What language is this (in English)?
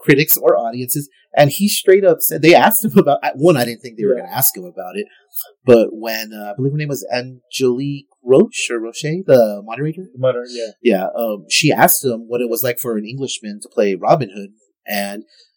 English